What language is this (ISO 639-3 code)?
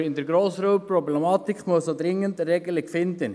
gsw